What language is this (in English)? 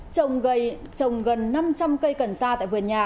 Vietnamese